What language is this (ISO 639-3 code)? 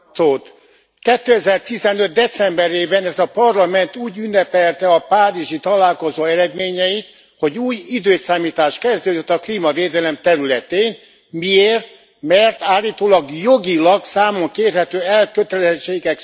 hun